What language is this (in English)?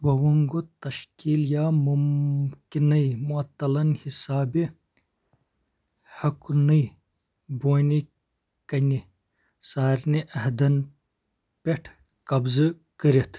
Kashmiri